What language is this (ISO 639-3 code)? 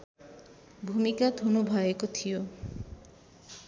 nep